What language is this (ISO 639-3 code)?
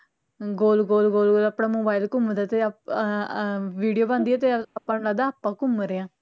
pan